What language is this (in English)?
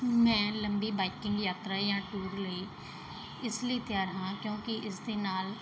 Punjabi